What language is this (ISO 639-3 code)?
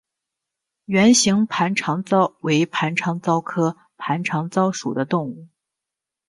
zho